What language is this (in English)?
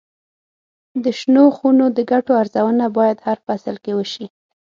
Pashto